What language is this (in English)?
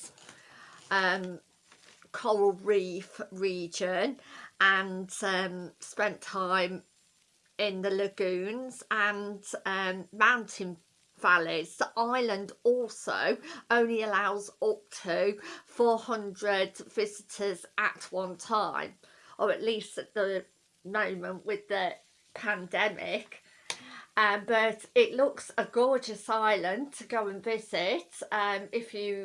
English